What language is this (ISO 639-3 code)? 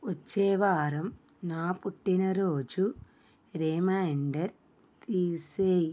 tel